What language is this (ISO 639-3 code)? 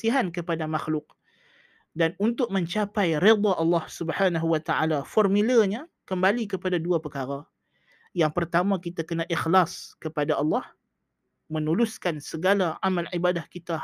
msa